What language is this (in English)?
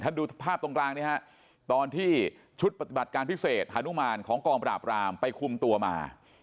Thai